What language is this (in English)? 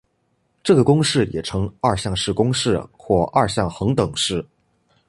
Chinese